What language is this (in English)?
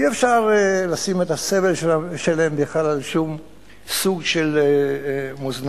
Hebrew